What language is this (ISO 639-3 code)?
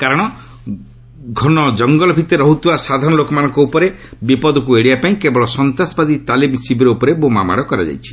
ori